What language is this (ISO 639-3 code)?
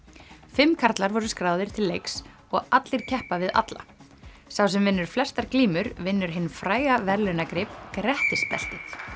isl